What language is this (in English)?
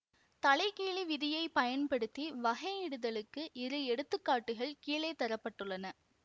Tamil